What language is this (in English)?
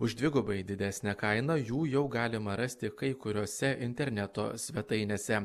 Lithuanian